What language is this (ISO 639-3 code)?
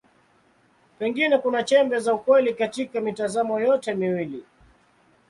swa